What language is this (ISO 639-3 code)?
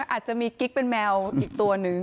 tha